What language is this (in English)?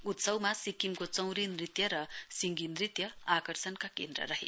Nepali